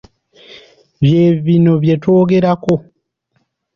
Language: Ganda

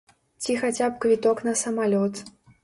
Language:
Belarusian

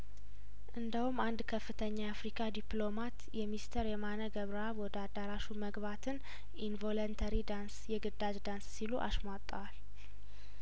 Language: Amharic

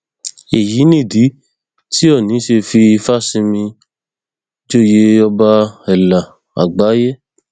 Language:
Yoruba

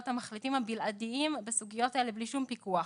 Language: Hebrew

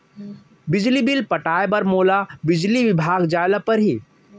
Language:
Chhattisgarhi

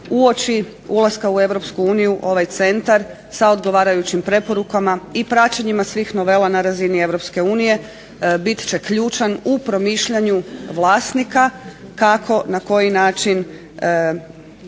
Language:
Croatian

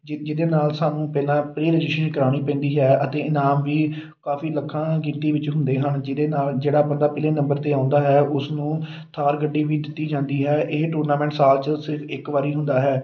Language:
Punjabi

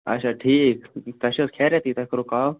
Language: Kashmiri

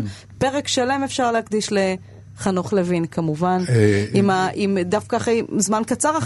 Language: Hebrew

